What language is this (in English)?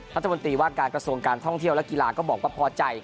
Thai